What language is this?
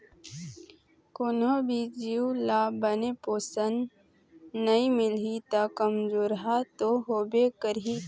Chhattisgarhi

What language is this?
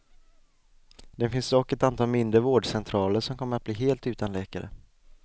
Swedish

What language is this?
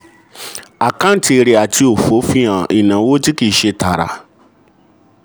Yoruba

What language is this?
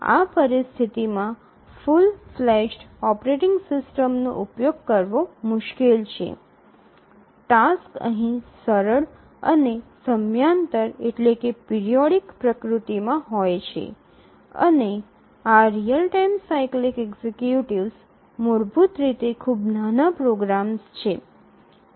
Gujarati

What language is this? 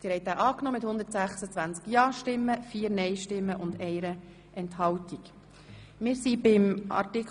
Swiss German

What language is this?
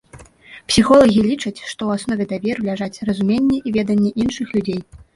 Belarusian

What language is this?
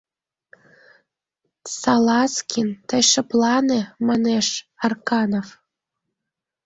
Mari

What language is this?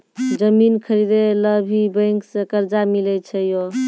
Maithili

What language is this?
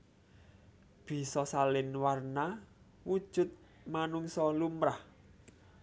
Javanese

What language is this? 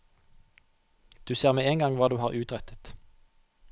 Norwegian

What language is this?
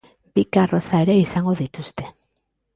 Basque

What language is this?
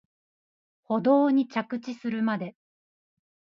Japanese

